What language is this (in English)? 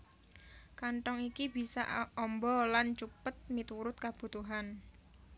Javanese